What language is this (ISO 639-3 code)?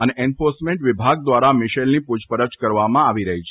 guj